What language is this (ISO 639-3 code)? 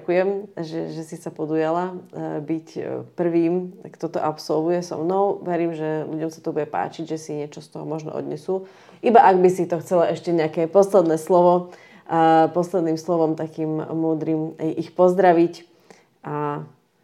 slk